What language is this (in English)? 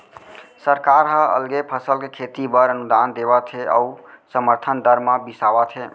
Chhattisgarhi